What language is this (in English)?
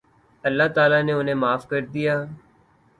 Urdu